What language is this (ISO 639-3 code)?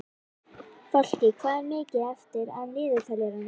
isl